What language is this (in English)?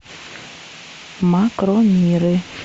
Russian